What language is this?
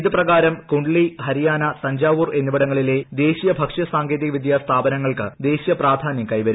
Malayalam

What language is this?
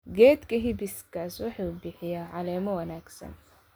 Somali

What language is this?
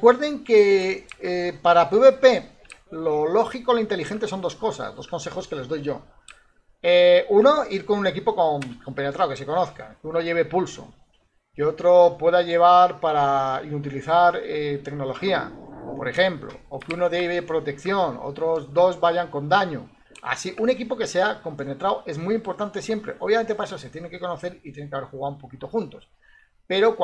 Spanish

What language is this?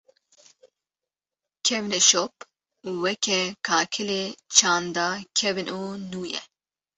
Kurdish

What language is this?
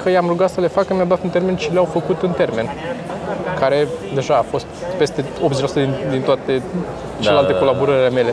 Romanian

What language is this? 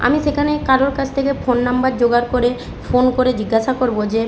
Bangla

